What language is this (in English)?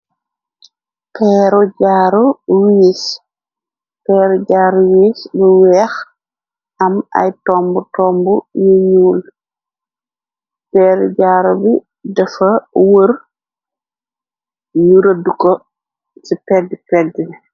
Wolof